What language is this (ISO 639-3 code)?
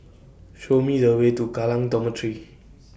eng